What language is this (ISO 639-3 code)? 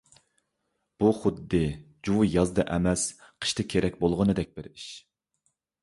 uig